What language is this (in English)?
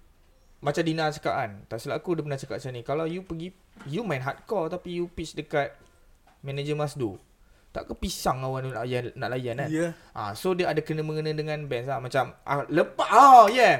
Malay